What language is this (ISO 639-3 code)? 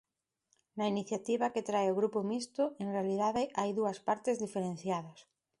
glg